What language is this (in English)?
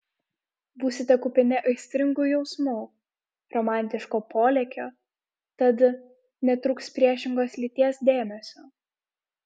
Lithuanian